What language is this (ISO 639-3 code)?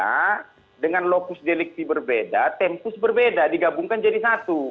ind